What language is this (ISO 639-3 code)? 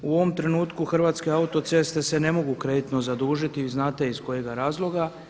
hrv